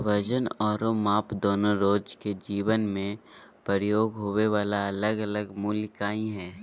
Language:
Magahi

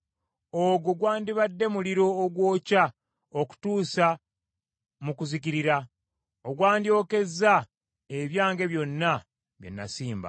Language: Ganda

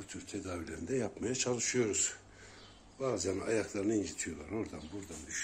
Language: Turkish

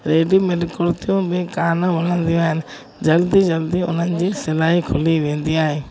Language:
Sindhi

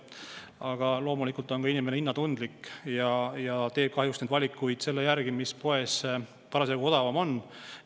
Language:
Estonian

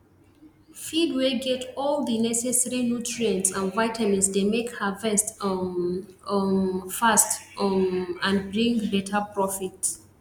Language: Nigerian Pidgin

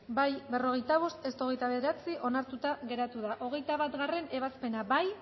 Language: Basque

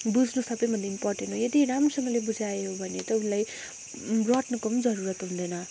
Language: Nepali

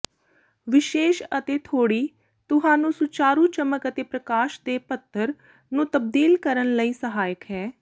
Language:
Punjabi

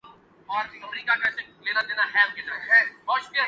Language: Urdu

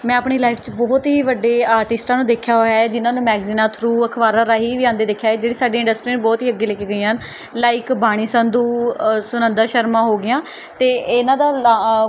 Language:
Punjabi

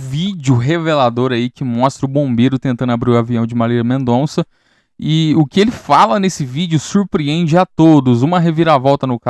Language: Portuguese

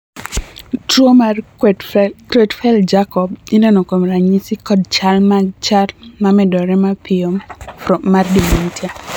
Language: Luo (Kenya and Tanzania)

